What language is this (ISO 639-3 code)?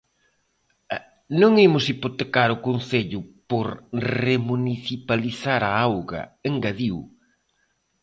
glg